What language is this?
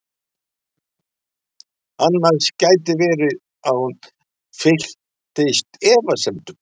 Icelandic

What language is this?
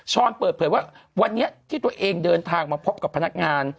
Thai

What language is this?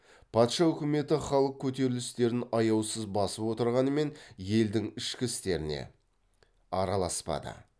Kazakh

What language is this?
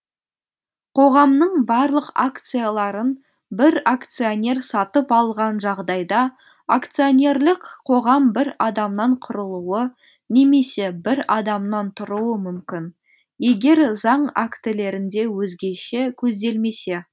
Kazakh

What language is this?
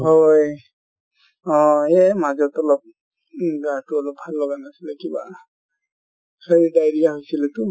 Assamese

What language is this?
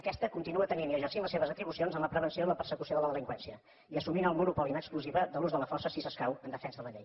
Catalan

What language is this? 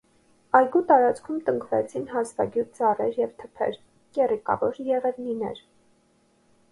Armenian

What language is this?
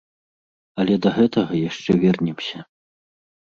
Belarusian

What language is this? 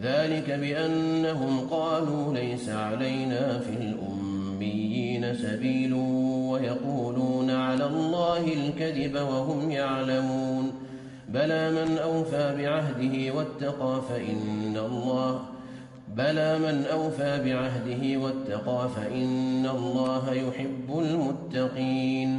Arabic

